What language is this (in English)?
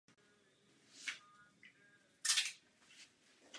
Czech